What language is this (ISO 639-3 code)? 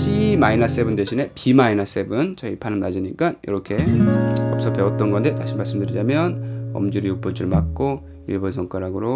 kor